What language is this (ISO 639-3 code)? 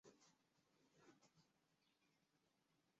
zho